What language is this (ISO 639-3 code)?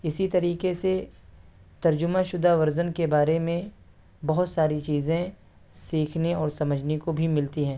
urd